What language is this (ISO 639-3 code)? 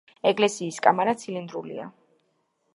kat